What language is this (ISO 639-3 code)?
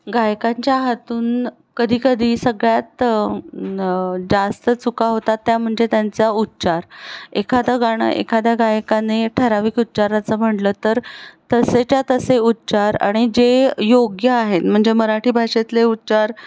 mar